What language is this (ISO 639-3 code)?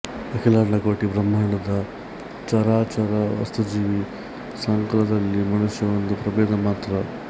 kan